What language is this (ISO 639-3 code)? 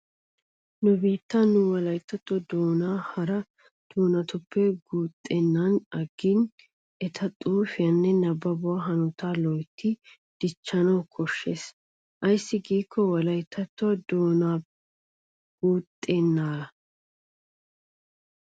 wal